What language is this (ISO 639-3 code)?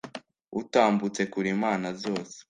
kin